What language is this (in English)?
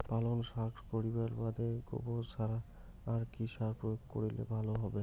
Bangla